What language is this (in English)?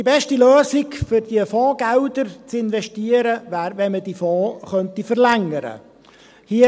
Swiss German